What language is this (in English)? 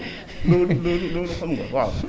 Wolof